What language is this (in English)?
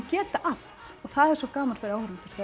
Icelandic